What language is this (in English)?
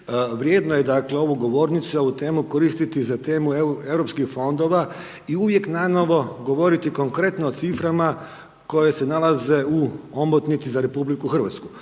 Croatian